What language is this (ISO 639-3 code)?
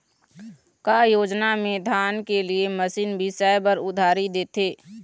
hne